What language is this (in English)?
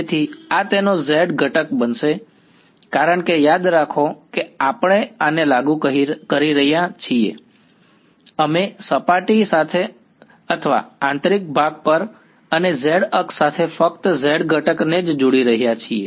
Gujarati